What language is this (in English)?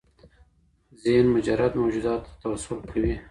Pashto